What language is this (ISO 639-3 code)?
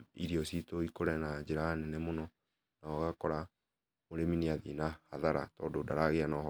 kik